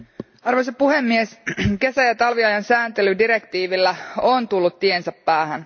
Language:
Finnish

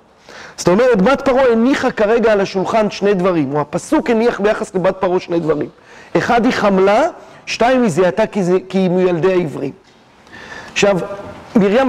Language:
Hebrew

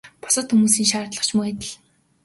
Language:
Mongolian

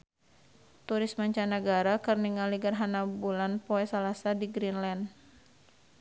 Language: Sundanese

